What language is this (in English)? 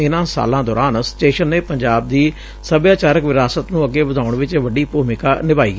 Punjabi